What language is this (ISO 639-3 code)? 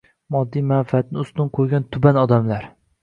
uzb